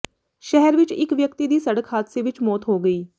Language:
Punjabi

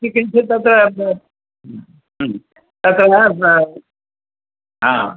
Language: Sanskrit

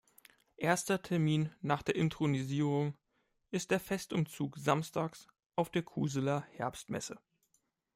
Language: German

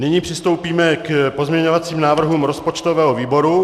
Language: Czech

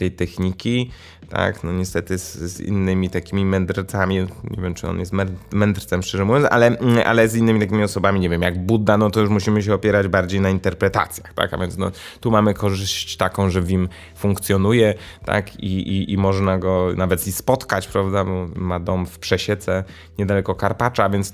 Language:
Polish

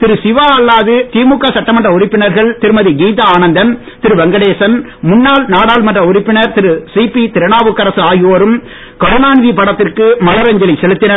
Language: Tamil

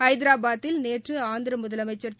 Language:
Tamil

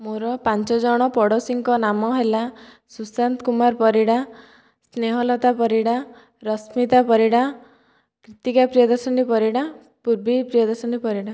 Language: Odia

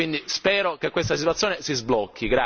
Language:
Italian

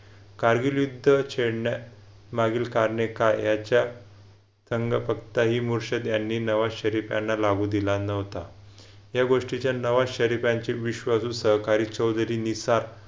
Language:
Marathi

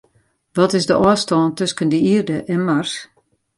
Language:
Western Frisian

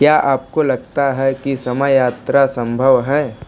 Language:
Hindi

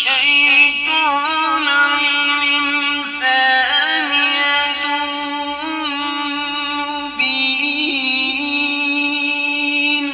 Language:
Arabic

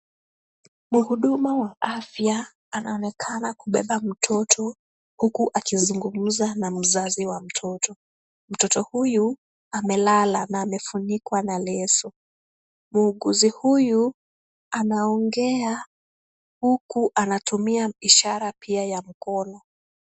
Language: Swahili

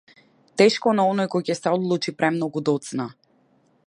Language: Macedonian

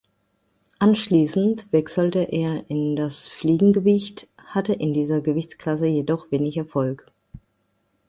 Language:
German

